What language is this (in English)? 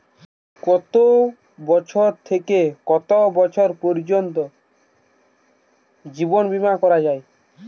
Bangla